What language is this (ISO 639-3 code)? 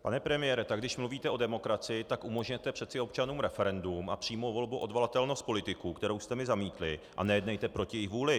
ces